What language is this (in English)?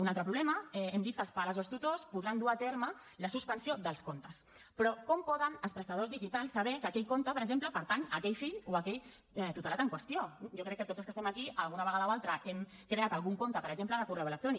Catalan